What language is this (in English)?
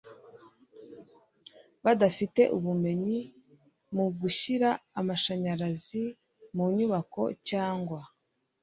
Kinyarwanda